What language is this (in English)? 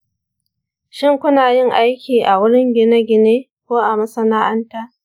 Hausa